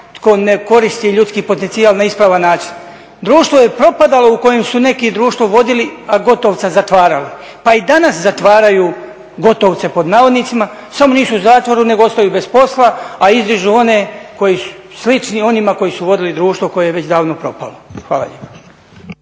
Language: Croatian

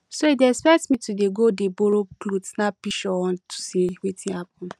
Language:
Nigerian Pidgin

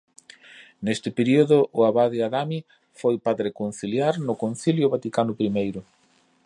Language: Galician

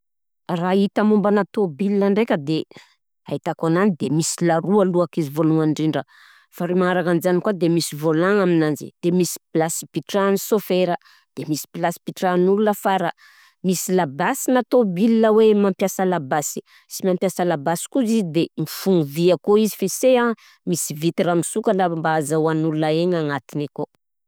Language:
Southern Betsimisaraka Malagasy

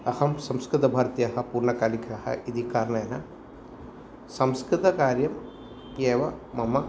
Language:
Sanskrit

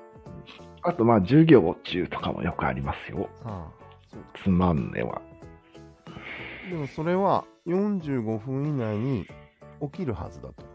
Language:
Japanese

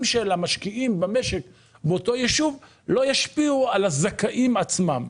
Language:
Hebrew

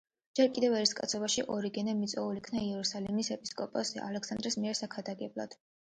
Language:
Georgian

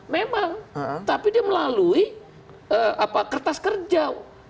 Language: Indonesian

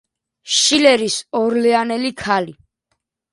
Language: Georgian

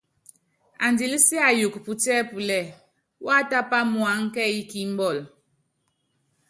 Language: Yangben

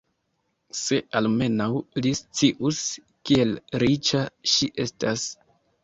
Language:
Esperanto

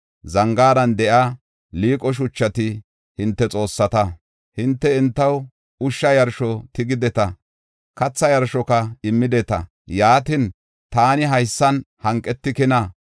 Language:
Gofa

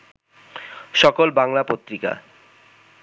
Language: Bangla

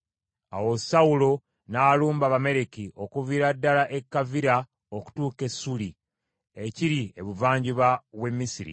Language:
Ganda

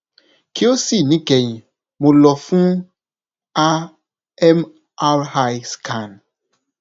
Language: Yoruba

